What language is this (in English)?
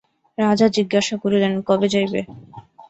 Bangla